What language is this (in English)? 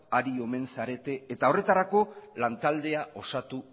Basque